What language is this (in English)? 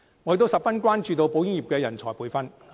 Cantonese